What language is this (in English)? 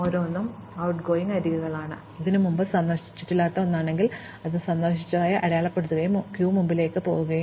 Malayalam